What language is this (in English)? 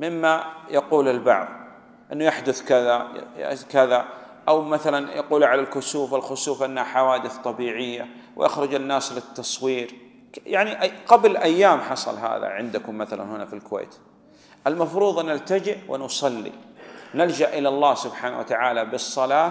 Arabic